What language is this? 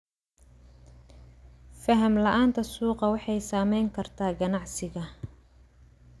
Somali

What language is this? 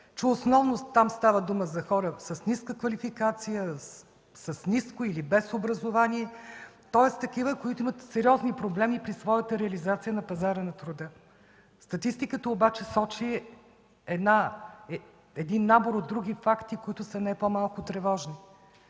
Bulgarian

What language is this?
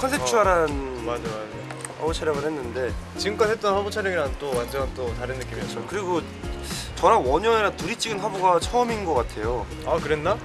Korean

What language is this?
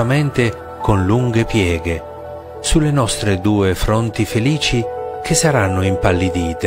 Italian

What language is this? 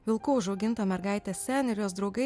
Lithuanian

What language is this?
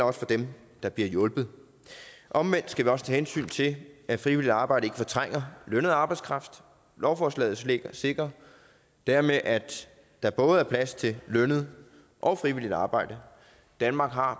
Danish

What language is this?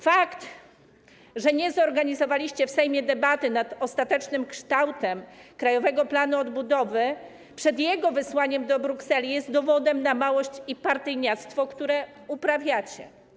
Polish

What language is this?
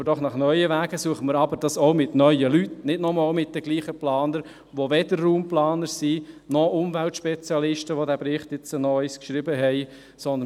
Swiss German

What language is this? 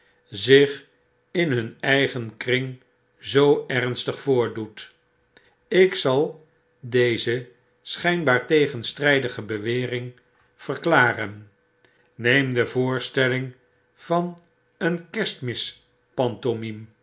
Dutch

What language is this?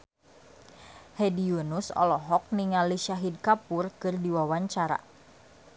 Sundanese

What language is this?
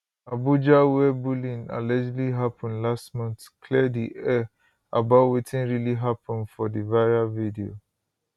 Nigerian Pidgin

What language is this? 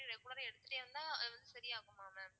Tamil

